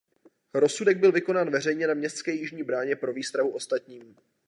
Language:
Czech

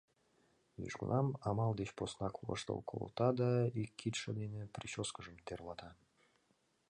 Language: Mari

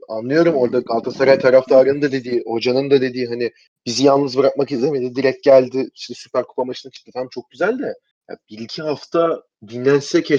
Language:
Turkish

